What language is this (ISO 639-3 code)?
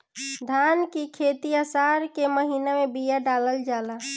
bho